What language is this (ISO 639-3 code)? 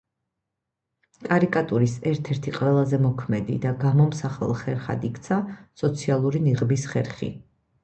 kat